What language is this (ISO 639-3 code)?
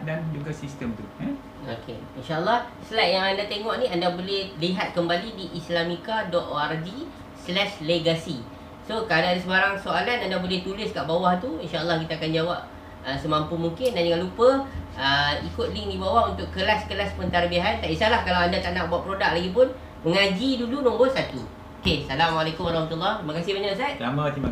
msa